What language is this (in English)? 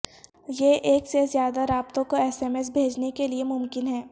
Urdu